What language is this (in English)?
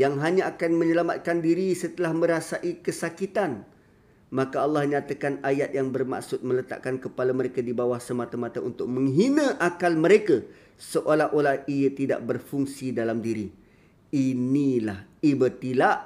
Malay